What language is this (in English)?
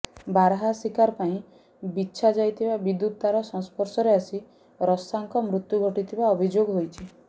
Odia